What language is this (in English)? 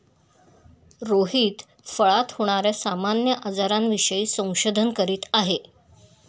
Marathi